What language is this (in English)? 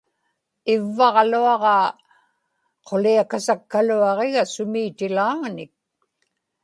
Inupiaq